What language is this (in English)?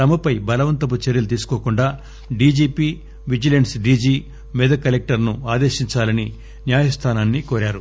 Telugu